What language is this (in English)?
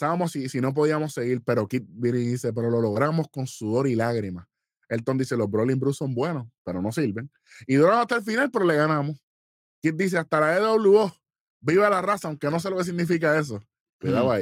Spanish